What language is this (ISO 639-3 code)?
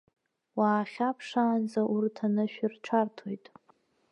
abk